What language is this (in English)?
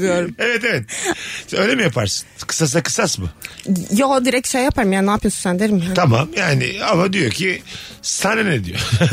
Turkish